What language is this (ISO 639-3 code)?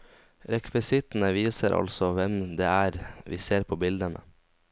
nor